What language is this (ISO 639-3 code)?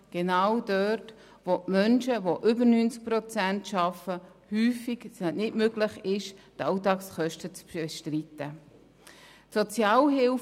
gsw